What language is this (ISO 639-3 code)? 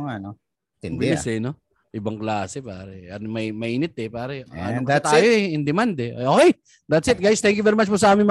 fil